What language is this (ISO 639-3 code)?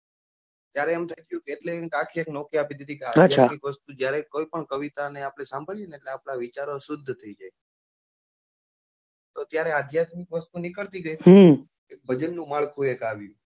guj